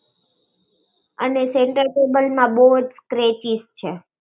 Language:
Gujarati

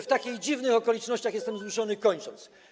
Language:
Polish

